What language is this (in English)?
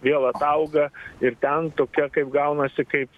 Lithuanian